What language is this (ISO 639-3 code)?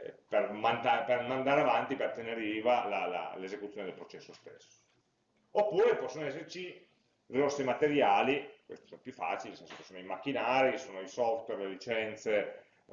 ita